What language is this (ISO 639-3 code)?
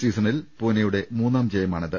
mal